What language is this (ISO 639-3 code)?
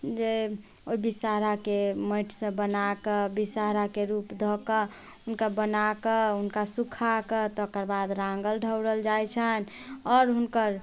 mai